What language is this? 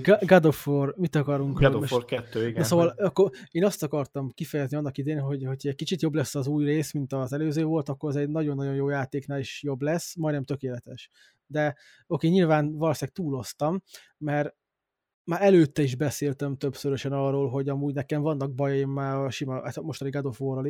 Hungarian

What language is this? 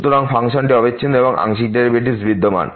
Bangla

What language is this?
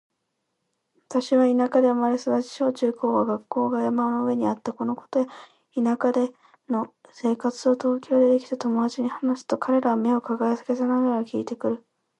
Japanese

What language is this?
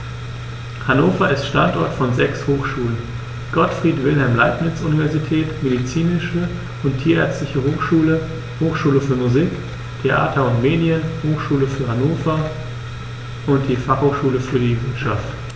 German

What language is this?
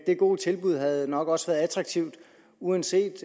Danish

